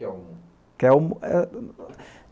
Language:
Portuguese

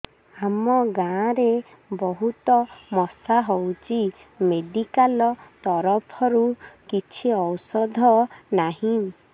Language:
Odia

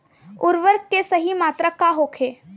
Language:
Bhojpuri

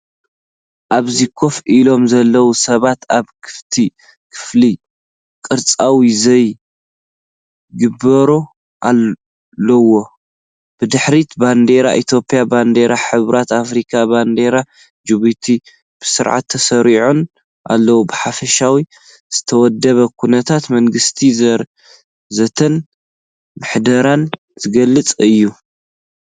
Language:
Tigrinya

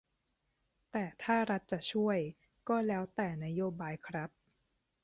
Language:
Thai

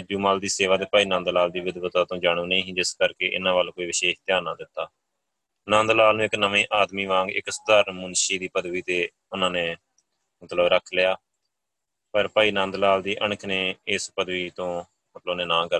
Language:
Punjabi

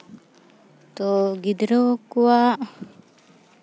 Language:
Santali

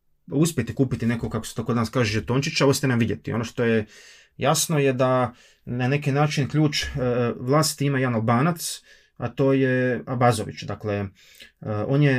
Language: Croatian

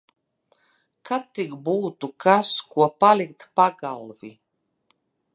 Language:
Latvian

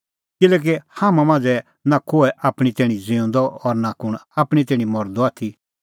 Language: Kullu Pahari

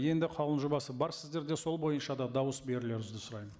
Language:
Kazakh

